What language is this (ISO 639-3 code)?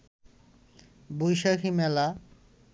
ben